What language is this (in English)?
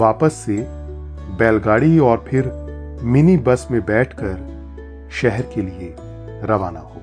Hindi